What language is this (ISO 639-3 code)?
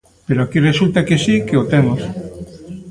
glg